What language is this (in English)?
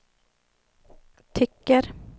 Swedish